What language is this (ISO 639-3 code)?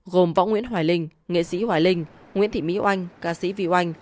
vie